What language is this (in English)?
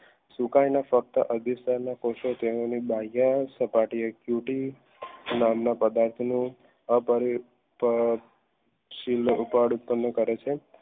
Gujarati